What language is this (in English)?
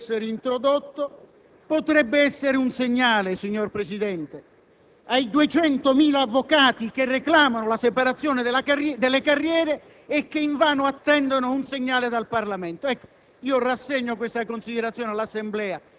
Italian